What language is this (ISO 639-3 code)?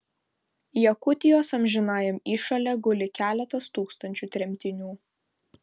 lit